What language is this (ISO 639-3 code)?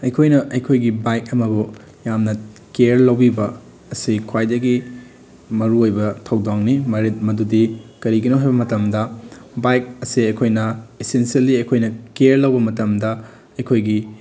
mni